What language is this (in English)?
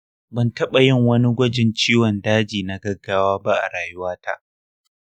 Hausa